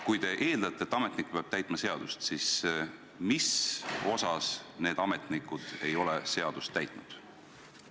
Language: Estonian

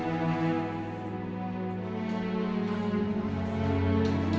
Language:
Indonesian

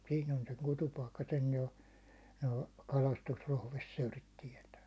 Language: Finnish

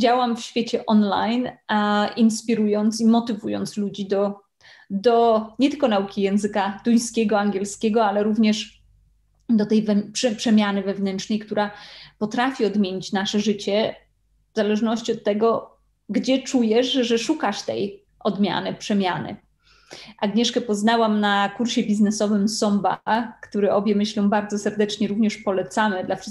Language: Polish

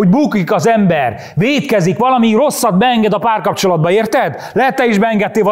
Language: Hungarian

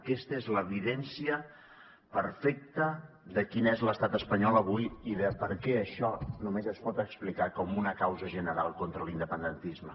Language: Catalan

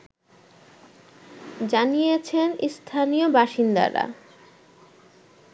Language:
Bangla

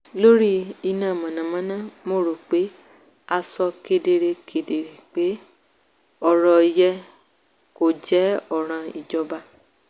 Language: Yoruba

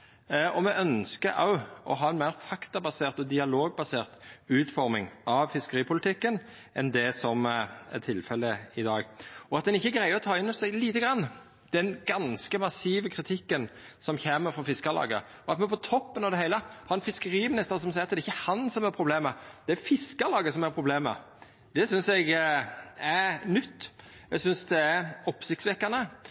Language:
Norwegian Nynorsk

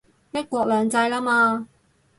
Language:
Cantonese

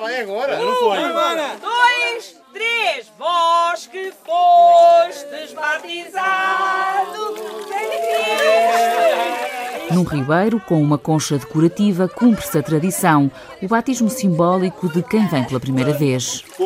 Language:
Portuguese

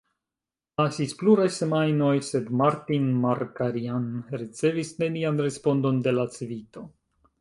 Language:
Esperanto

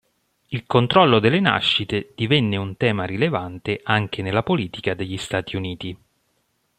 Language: Italian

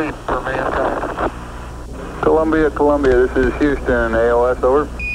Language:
Dutch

